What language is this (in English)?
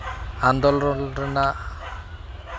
Santali